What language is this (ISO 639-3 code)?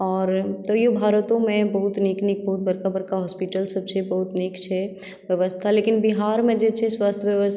mai